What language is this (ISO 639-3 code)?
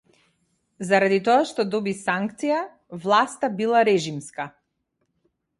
mkd